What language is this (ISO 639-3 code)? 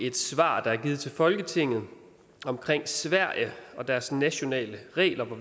dan